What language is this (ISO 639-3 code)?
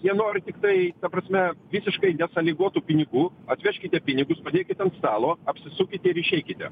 lit